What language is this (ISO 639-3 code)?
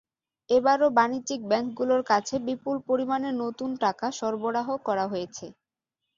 ben